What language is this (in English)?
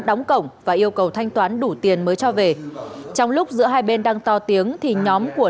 Vietnamese